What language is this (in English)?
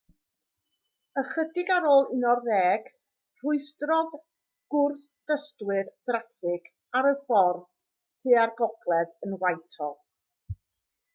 Welsh